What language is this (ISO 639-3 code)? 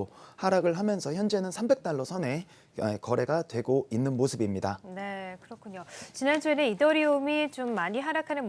kor